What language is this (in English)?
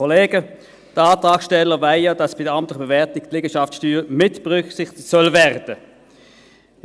Swiss German